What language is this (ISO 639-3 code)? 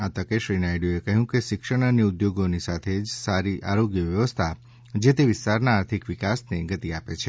guj